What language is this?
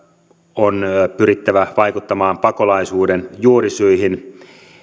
Finnish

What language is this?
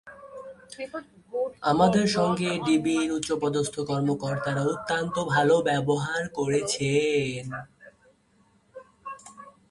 Bangla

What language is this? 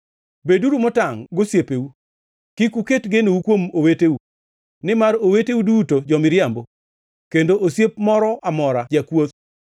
Luo (Kenya and Tanzania)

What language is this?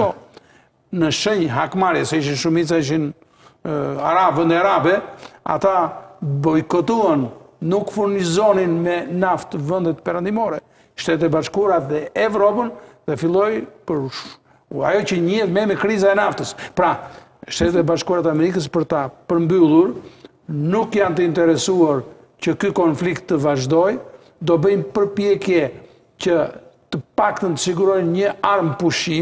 Romanian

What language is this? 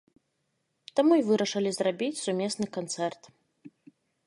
Belarusian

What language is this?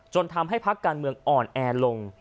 Thai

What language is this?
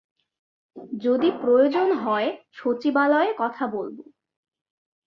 Bangla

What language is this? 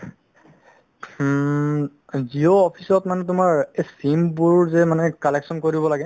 Assamese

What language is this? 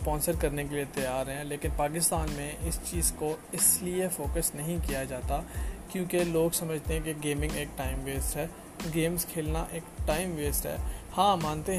Urdu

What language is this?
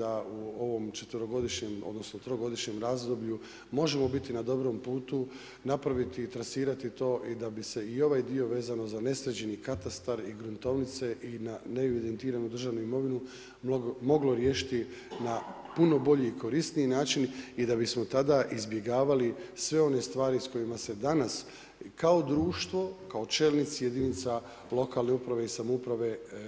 Croatian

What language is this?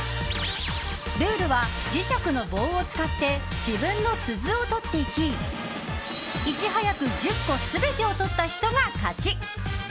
Japanese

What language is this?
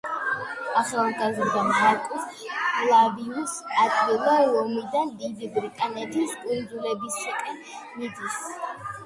Georgian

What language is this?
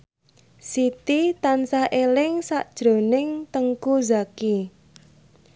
Javanese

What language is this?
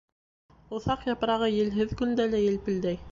Bashkir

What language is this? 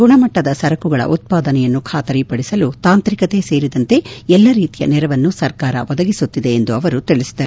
Kannada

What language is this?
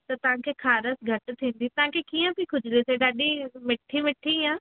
Sindhi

